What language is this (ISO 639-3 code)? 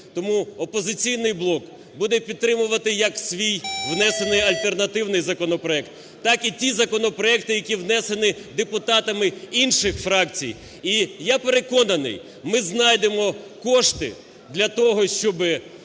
ukr